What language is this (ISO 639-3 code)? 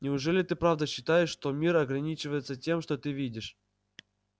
rus